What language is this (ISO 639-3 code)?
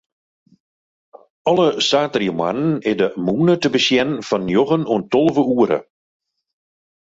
fry